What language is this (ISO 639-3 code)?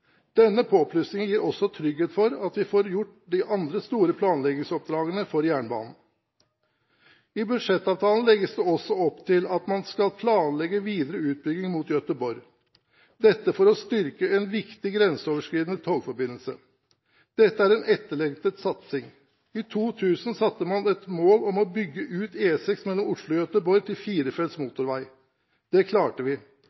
nob